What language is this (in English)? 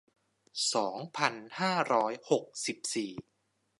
Thai